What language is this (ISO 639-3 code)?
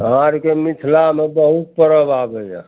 mai